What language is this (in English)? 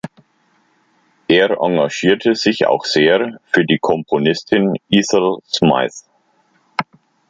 German